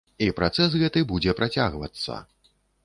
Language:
Belarusian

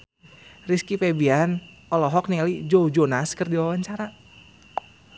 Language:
Sundanese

